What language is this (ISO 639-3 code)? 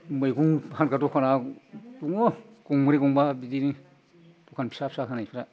brx